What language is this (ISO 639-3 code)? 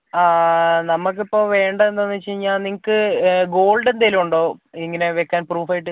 mal